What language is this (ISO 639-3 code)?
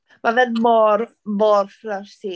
cym